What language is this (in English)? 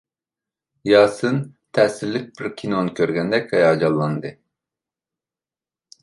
Uyghur